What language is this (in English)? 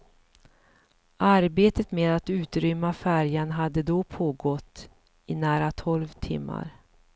Swedish